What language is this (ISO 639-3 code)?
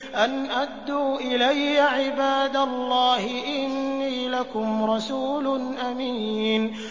ara